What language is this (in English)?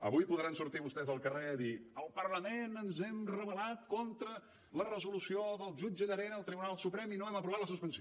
Catalan